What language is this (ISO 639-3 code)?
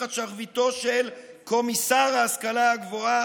heb